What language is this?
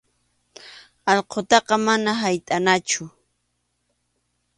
Arequipa-La Unión Quechua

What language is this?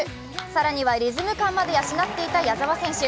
Japanese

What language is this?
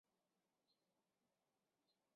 Chinese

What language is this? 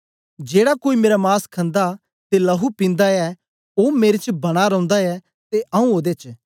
Dogri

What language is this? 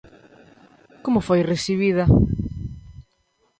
Galician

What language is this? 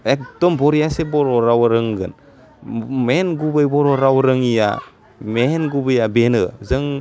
Bodo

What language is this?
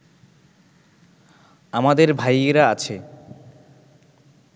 Bangla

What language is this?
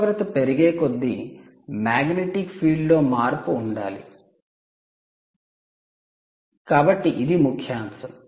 Telugu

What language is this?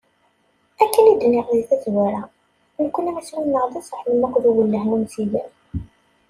Kabyle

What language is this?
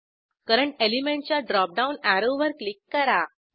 Marathi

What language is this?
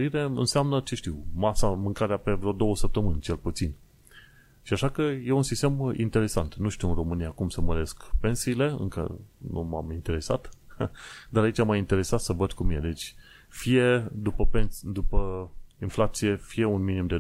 Romanian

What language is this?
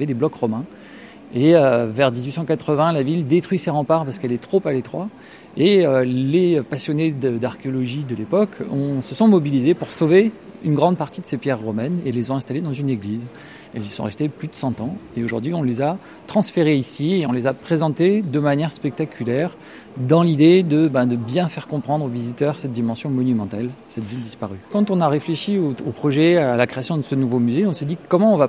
French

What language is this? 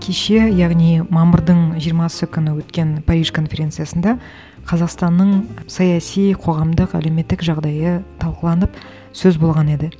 Kazakh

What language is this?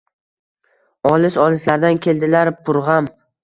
Uzbek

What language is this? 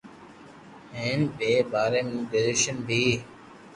Loarki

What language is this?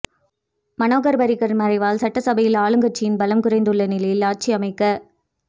Tamil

